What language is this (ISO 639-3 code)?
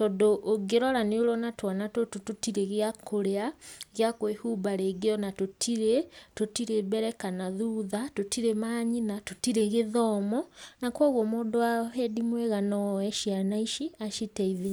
kik